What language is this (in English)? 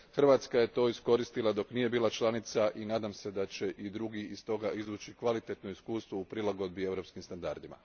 Croatian